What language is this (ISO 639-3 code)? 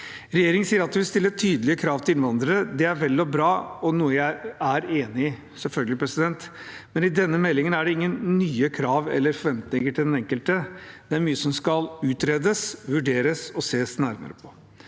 nor